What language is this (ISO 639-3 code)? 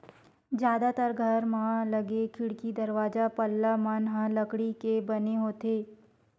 hne